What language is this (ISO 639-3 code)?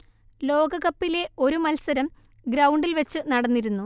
mal